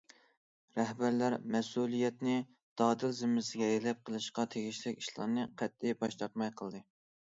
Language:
Uyghur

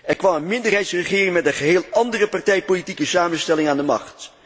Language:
Dutch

